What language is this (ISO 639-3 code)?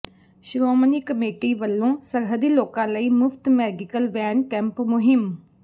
pan